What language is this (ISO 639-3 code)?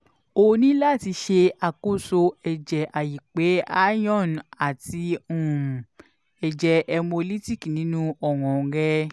yor